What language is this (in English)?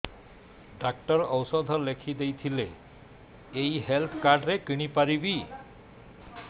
Odia